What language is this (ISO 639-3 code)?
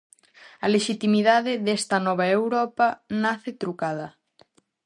glg